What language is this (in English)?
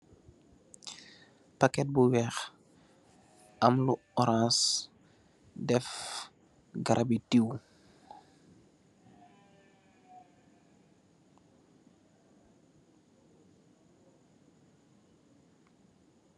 Wolof